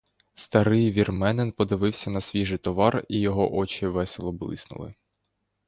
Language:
Ukrainian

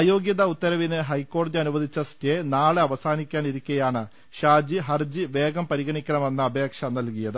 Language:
Malayalam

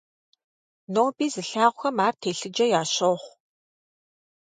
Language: Kabardian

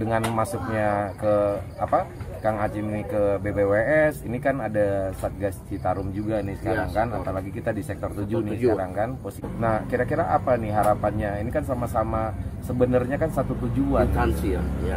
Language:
Indonesian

